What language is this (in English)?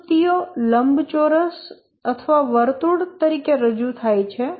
Gujarati